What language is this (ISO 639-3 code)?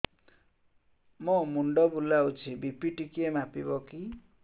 ori